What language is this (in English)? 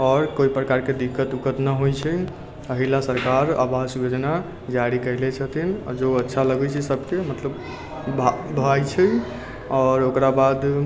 Maithili